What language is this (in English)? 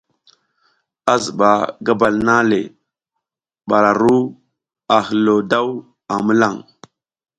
South Giziga